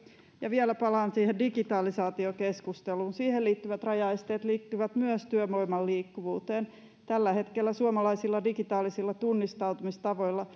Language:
Finnish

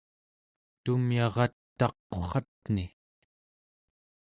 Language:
Central Yupik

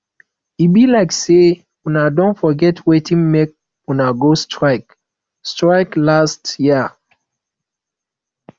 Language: Nigerian Pidgin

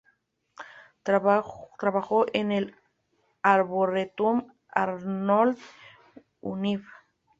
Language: Spanish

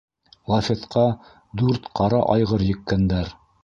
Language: Bashkir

